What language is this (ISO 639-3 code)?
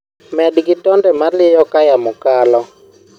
luo